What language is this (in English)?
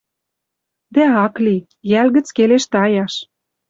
Western Mari